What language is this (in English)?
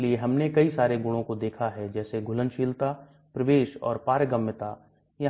Hindi